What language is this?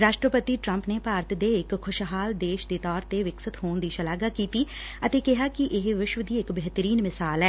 Punjabi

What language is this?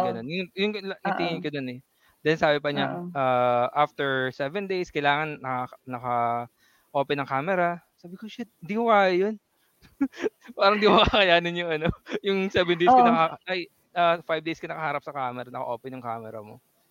Filipino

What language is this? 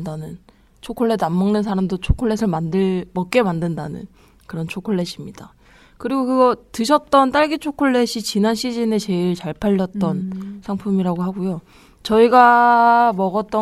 Korean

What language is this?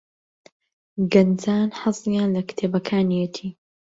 Central Kurdish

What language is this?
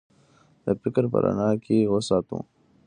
Pashto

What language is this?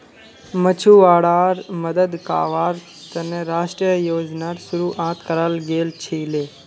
Magahi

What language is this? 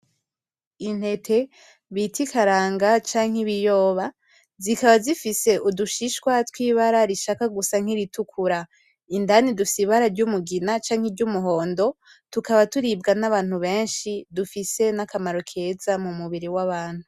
Rundi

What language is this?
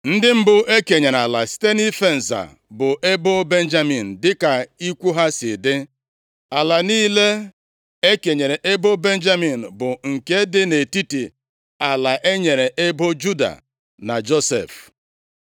Igbo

